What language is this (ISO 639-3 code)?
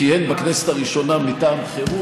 heb